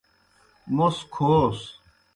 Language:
Kohistani Shina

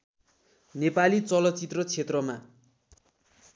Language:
Nepali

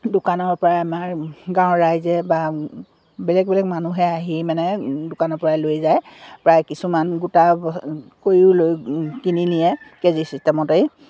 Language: Assamese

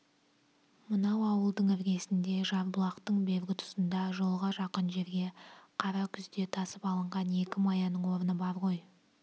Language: Kazakh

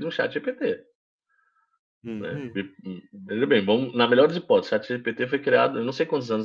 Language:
Portuguese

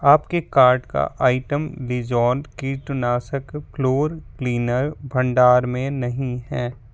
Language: Hindi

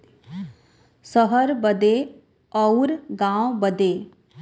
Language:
Bhojpuri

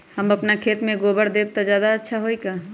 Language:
Magahi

